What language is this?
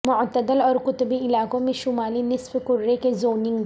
Urdu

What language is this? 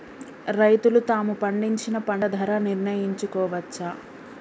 Telugu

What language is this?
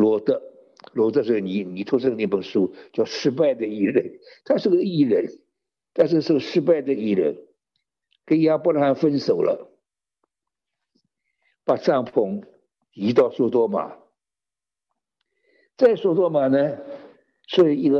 Chinese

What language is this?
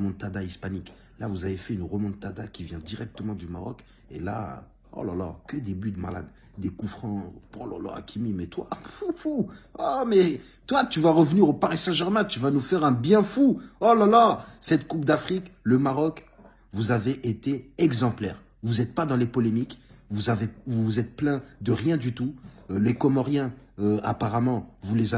French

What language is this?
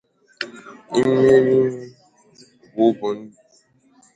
Igbo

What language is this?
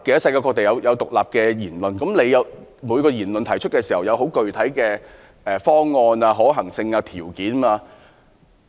Cantonese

